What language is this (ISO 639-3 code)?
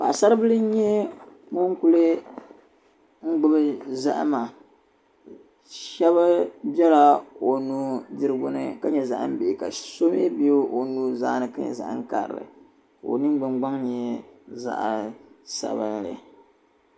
dag